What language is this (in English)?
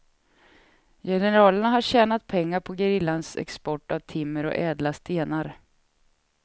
Swedish